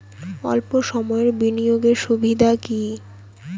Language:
Bangla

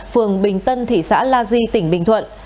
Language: Vietnamese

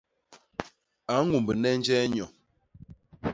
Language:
Basaa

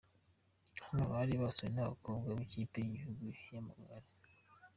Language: Kinyarwanda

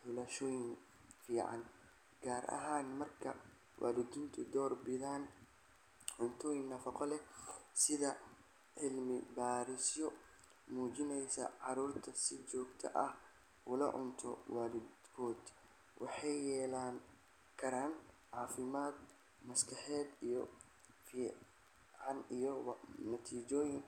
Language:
Somali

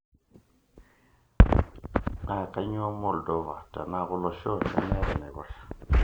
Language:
Masai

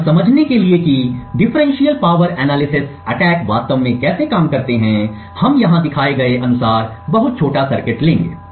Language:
Hindi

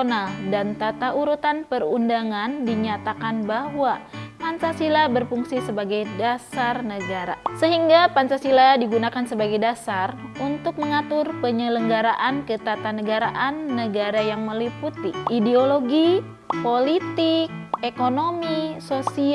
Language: Indonesian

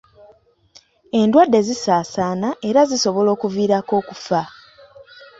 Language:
Ganda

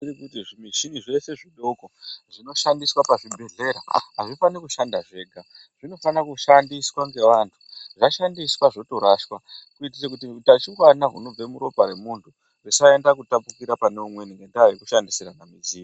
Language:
Ndau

